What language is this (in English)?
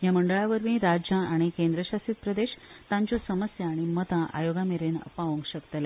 Konkani